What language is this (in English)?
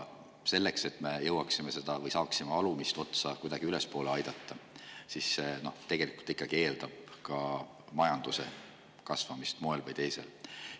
Estonian